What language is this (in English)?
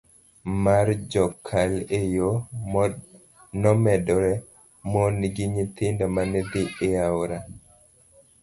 Luo (Kenya and Tanzania)